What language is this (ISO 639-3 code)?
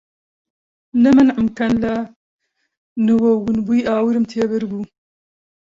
ckb